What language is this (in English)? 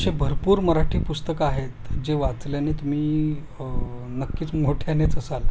Marathi